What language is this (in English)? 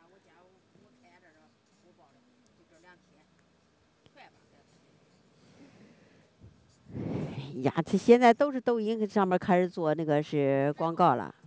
Chinese